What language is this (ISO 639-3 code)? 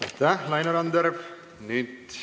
est